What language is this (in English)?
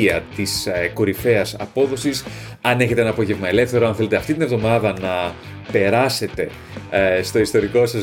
Greek